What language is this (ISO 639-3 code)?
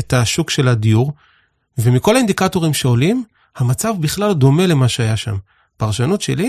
heb